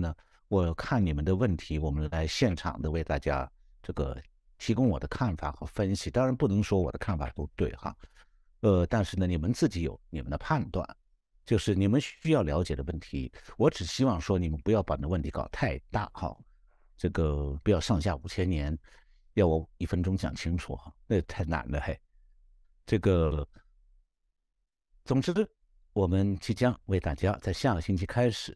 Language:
Chinese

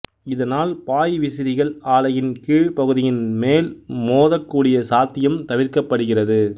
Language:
Tamil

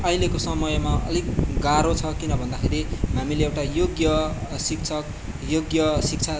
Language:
Nepali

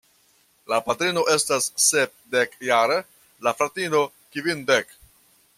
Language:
Esperanto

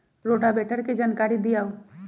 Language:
Magahi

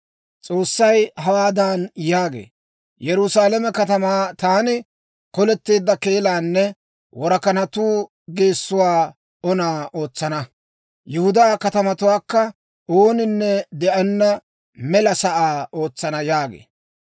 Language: Dawro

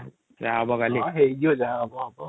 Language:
Odia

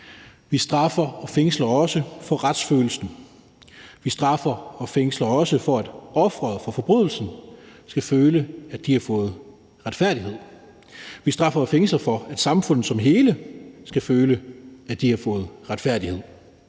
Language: Danish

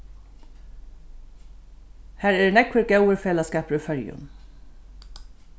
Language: Faroese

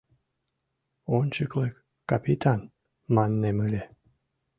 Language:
Mari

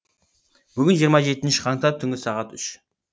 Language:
Kazakh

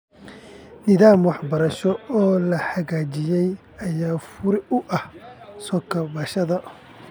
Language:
Somali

